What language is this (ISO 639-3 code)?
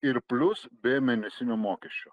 lit